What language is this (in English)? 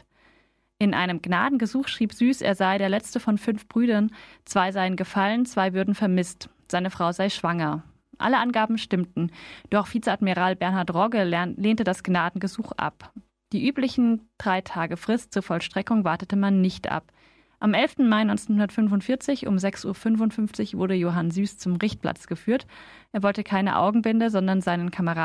German